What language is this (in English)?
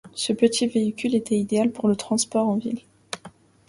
French